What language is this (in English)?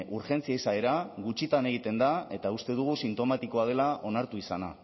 Basque